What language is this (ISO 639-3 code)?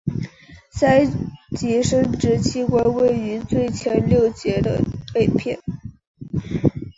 zho